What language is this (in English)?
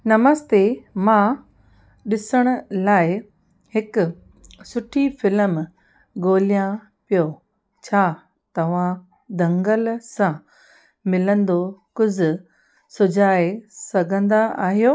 Sindhi